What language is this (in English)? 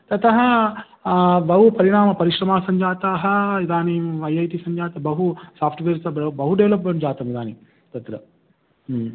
Sanskrit